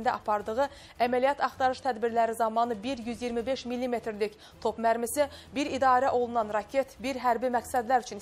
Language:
Turkish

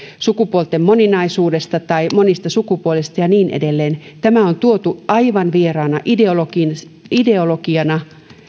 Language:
Finnish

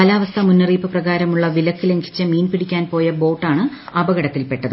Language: Malayalam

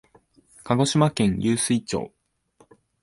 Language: Japanese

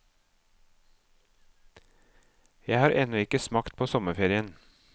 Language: Norwegian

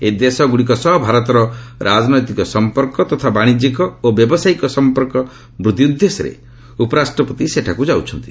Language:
Odia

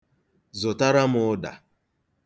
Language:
Igbo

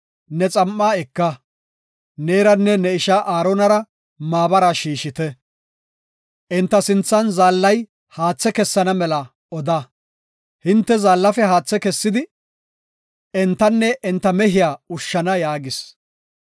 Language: Gofa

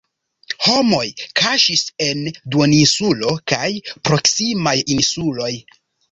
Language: Esperanto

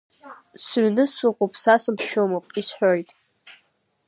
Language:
Abkhazian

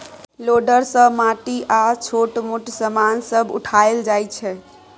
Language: Maithili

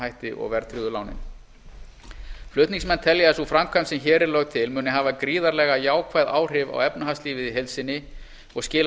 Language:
Icelandic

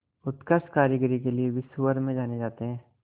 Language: Hindi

